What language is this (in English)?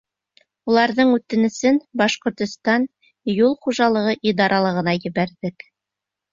Bashkir